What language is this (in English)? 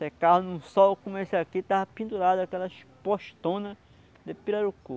Portuguese